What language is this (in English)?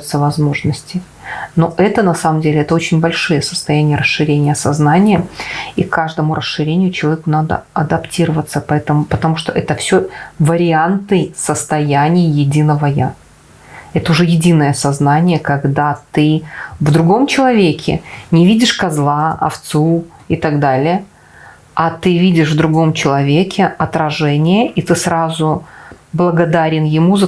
Russian